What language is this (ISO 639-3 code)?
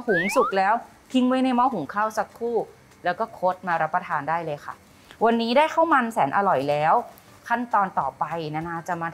tha